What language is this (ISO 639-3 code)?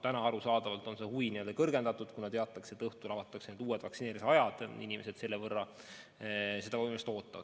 est